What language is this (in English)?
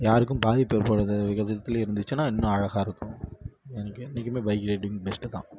Tamil